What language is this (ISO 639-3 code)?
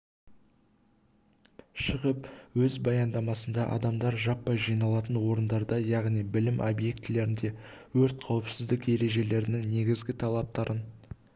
kaz